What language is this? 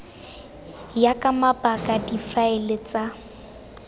Tswana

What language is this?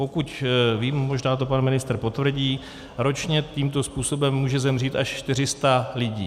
Czech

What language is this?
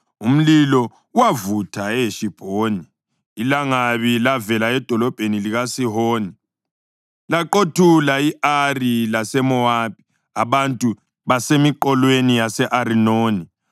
North Ndebele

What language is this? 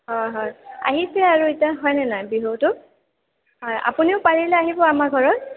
Assamese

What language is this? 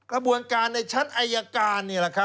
Thai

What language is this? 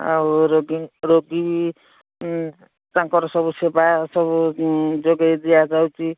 Odia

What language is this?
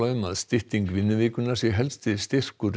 Icelandic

